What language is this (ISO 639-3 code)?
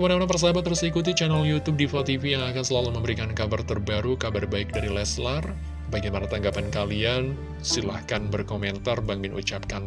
ind